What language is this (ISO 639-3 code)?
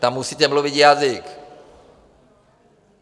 ces